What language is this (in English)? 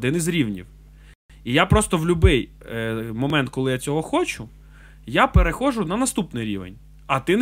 Ukrainian